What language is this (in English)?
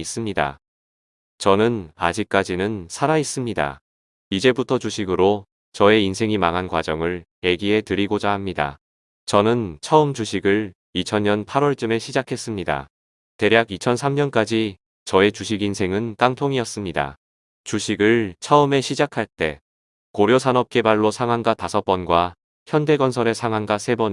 Korean